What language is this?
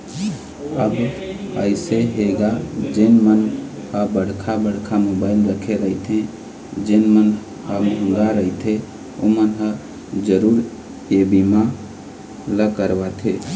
Chhattisgarhi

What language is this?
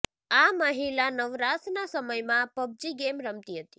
Gujarati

